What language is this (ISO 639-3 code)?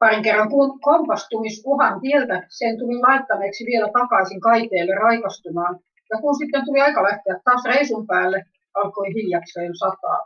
fin